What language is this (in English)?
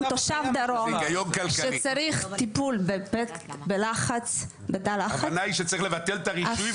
Hebrew